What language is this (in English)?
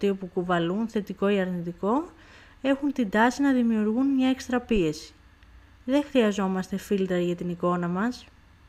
Greek